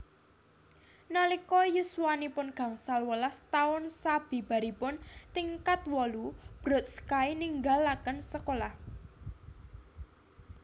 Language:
Javanese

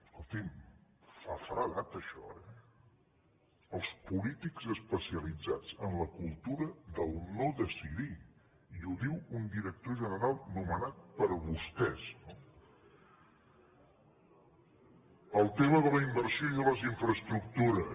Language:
Catalan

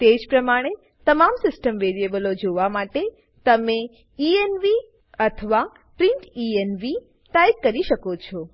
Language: Gujarati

